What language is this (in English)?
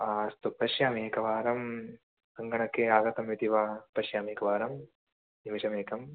Sanskrit